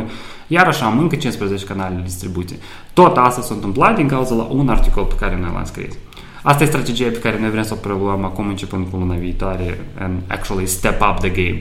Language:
Romanian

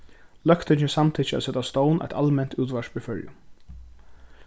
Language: Faroese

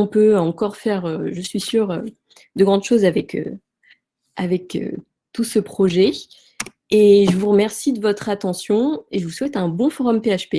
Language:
French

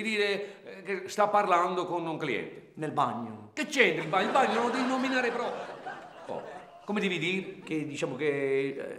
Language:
Italian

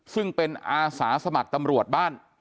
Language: Thai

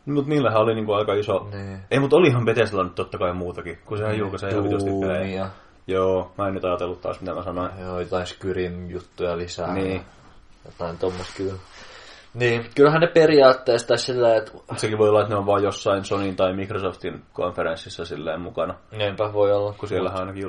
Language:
Finnish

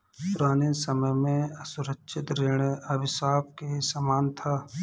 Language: Hindi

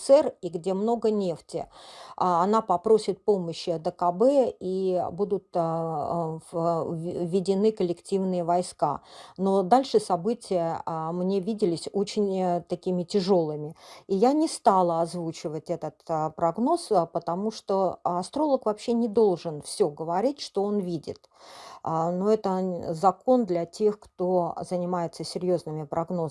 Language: Russian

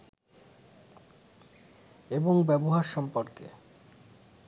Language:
Bangla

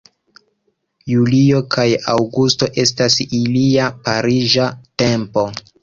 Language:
Esperanto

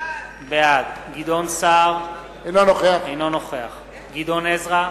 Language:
Hebrew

